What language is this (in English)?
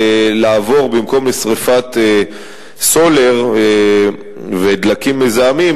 Hebrew